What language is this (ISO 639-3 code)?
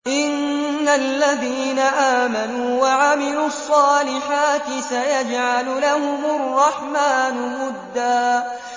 ara